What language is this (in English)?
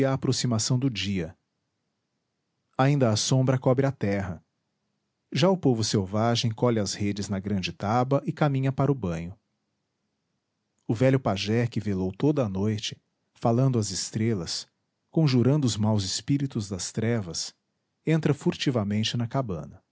Portuguese